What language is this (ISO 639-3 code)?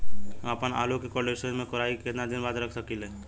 bho